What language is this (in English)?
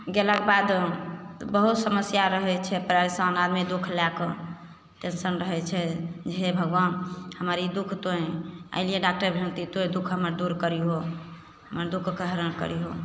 Maithili